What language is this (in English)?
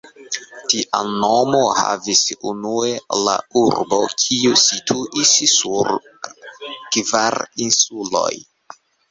Esperanto